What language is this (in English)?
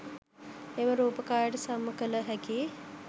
Sinhala